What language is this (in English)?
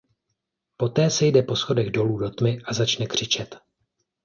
Czech